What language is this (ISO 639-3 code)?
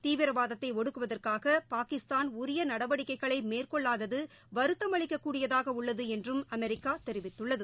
tam